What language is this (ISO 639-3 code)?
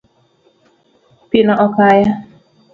luo